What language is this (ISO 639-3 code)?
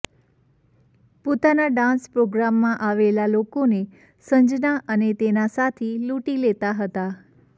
guj